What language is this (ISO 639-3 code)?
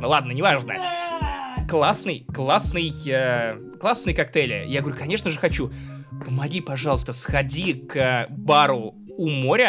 rus